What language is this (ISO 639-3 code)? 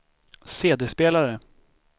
swe